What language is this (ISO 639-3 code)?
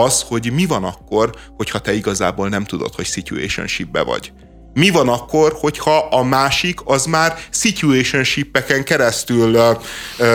hun